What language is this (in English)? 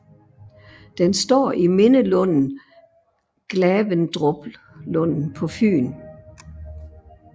Danish